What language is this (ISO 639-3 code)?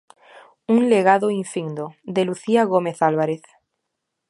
glg